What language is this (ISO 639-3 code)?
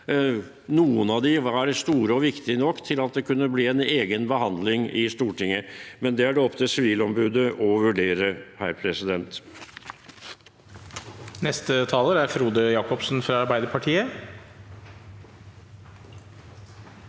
nor